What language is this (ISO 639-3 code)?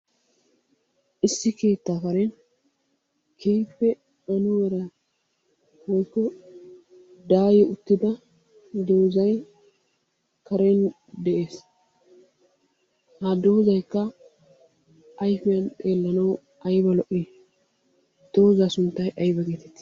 wal